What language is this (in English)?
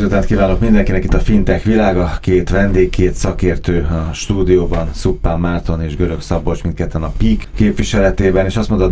Hungarian